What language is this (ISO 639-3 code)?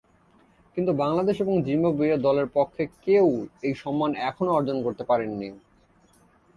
ben